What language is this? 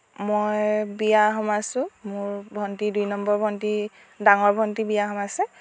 Assamese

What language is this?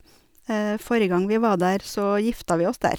Norwegian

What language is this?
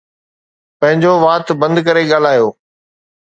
Sindhi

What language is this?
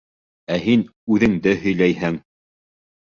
Bashkir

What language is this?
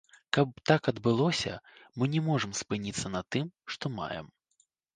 Belarusian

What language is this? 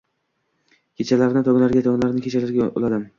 Uzbek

